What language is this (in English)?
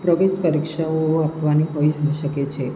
Gujarati